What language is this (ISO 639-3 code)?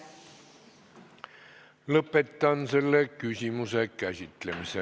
est